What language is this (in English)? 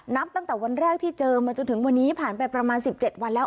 Thai